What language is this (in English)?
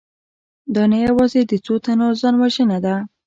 Pashto